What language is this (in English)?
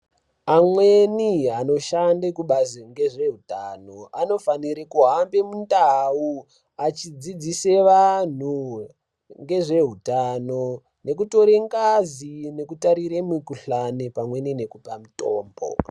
Ndau